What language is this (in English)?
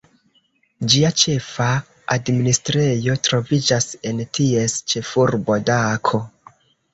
Esperanto